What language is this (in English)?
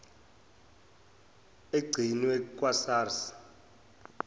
Zulu